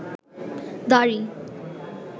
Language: Bangla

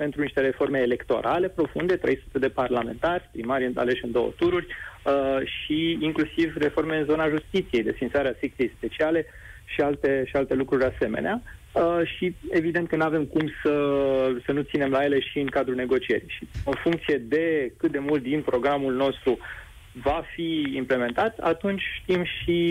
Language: Romanian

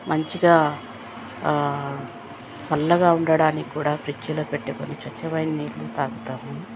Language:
Telugu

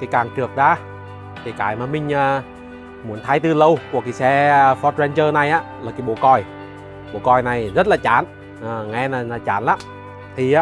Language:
Vietnamese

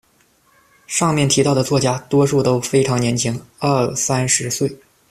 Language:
Chinese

